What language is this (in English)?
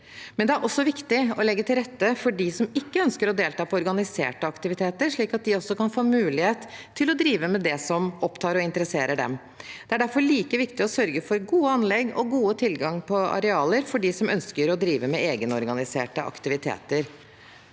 Norwegian